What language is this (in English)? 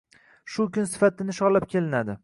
Uzbek